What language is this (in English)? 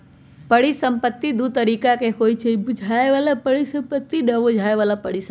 Magahi